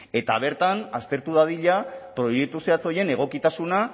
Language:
Basque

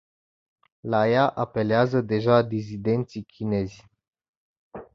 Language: Romanian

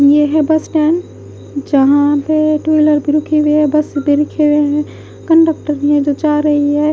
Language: Hindi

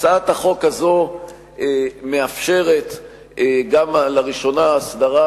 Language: Hebrew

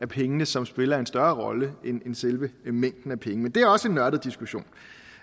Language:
Danish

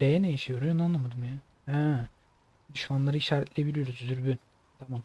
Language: Turkish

